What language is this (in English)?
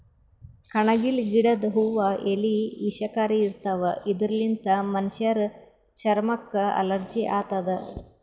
Kannada